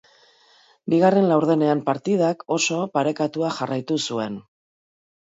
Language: Basque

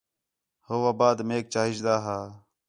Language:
Khetrani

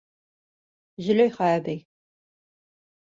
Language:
Bashkir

